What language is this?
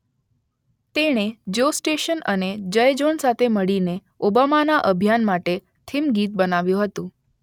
Gujarati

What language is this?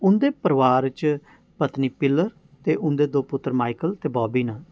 Dogri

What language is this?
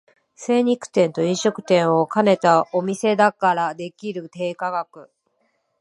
Japanese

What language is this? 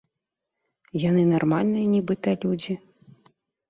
Belarusian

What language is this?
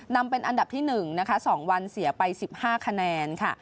Thai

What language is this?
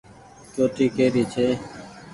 Goaria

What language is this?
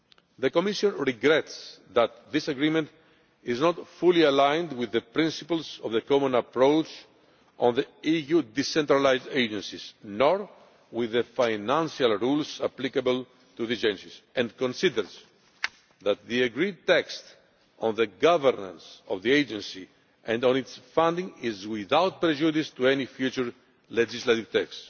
English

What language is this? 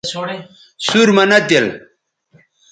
Bateri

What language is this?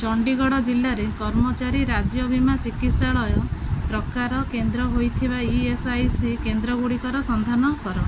Odia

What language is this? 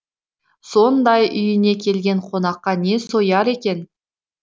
Kazakh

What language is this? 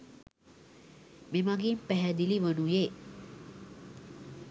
Sinhala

